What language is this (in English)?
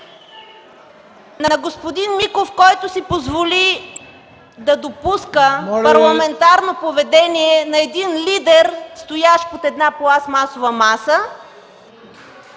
Bulgarian